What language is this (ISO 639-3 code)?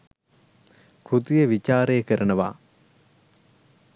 sin